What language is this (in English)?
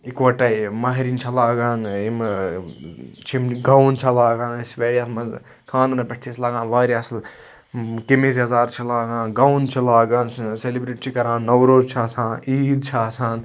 Kashmiri